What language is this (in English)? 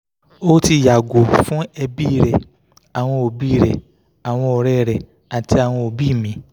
Yoruba